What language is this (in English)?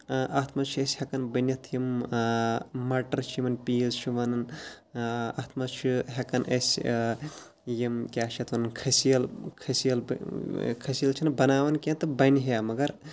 Kashmiri